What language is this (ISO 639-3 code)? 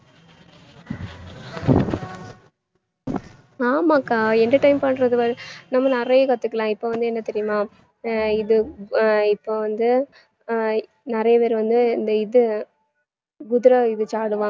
tam